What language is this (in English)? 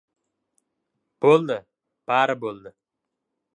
Uzbek